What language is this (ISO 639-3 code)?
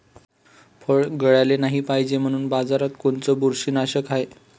mar